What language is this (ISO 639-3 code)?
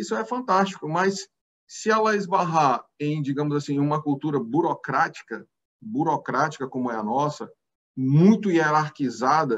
por